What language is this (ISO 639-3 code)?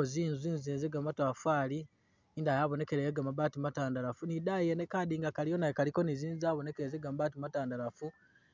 myx